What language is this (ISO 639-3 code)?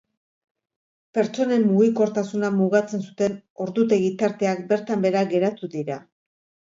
eus